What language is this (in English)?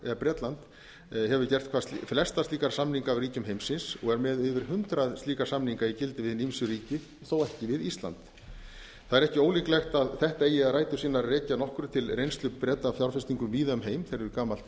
Icelandic